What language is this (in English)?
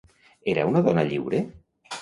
Catalan